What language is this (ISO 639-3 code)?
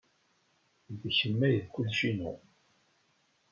kab